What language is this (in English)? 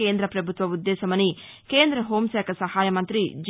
Telugu